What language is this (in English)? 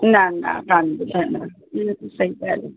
Sindhi